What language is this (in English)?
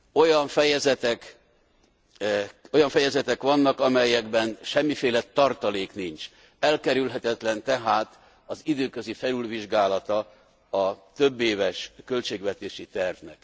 Hungarian